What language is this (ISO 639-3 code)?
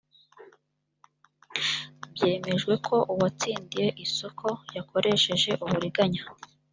kin